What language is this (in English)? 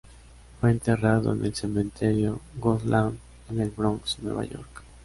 Spanish